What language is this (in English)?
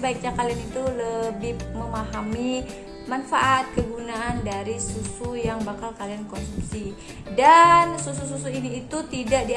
Indonesian